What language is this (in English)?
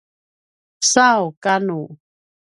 Paiwan